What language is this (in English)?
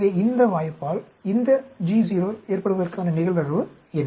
Tamil